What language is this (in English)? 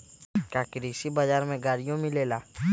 Magahi